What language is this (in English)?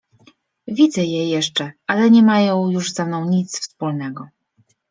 Polish